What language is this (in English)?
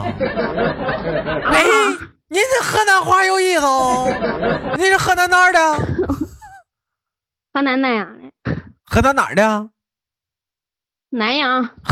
Chinese